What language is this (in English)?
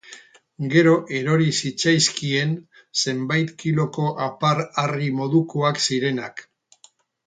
Basque